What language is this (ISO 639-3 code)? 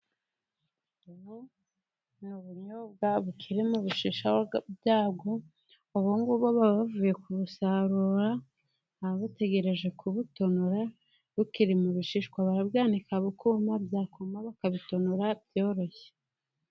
kin